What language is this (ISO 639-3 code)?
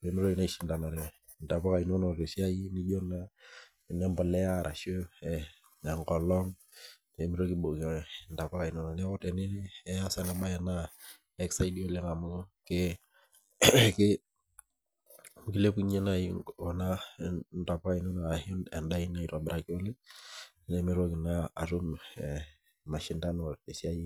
mas